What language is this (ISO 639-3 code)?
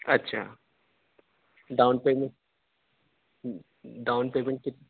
urd